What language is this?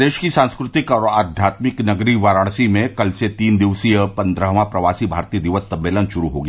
Hindi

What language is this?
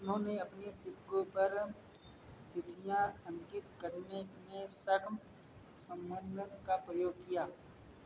Hindi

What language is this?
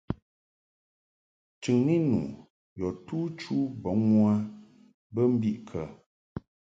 Mungaka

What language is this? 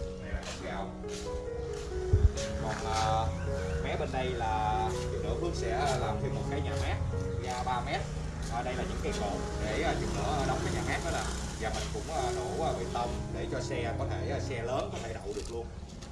Vietnamese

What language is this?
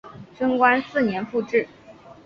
Chinese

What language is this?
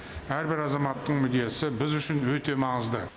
Kazakh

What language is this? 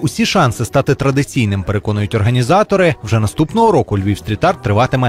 Ukrainian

